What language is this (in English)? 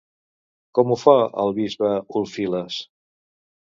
Catalan